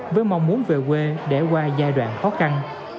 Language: Vietnamese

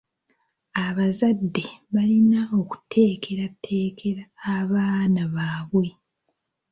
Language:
Ganda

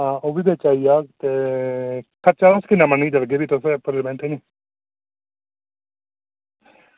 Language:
Dogri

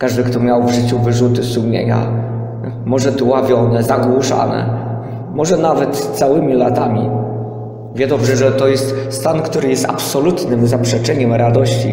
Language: Polish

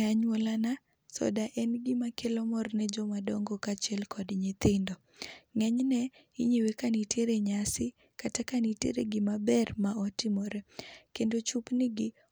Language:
Luo (Kenya and Tanzania)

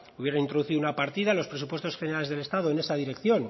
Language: Spanish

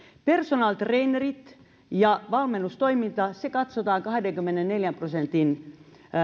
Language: Finnish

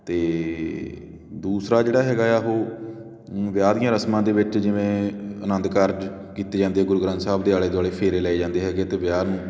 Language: Punjabi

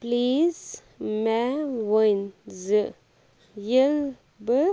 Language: Kashmiri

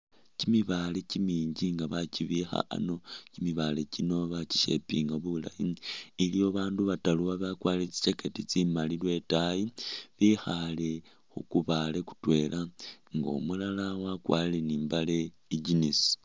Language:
Masaaba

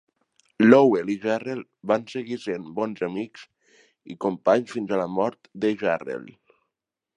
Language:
Catalan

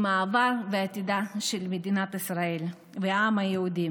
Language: Hebrew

